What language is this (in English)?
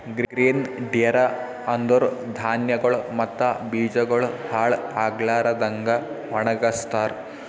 Kannada